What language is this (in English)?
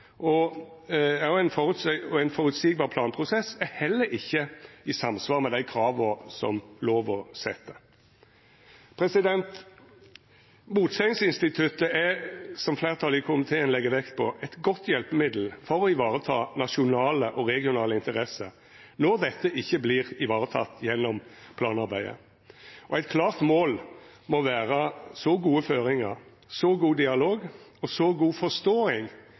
Norwegian Nynorsk